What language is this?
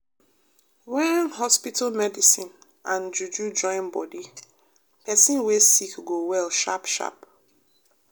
Nigerian Pidgin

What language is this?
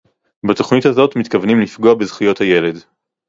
Hebrew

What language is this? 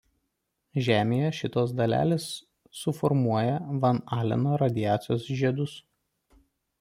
Lithuanian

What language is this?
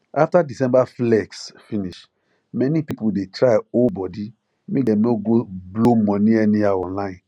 Nigerian Pidgin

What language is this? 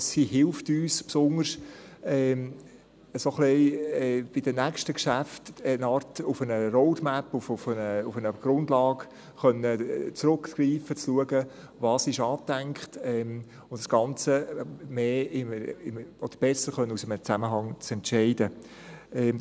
Swiss German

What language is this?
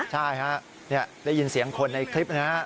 Thai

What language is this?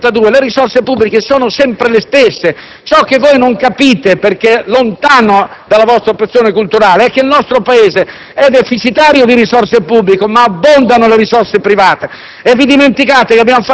Italian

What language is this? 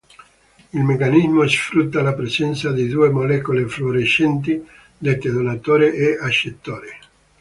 Italian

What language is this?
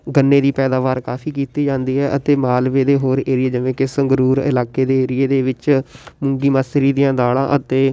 Punjabi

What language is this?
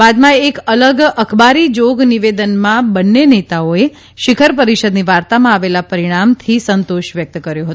Gujarati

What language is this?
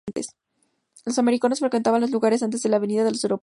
Spanish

